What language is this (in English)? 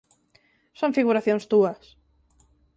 Galician